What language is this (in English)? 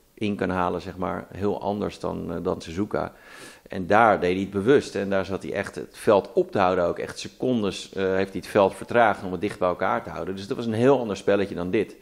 Dutch